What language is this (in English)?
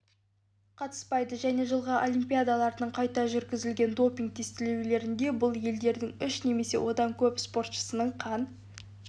Kazakh